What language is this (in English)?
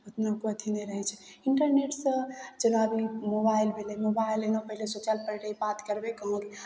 Maithili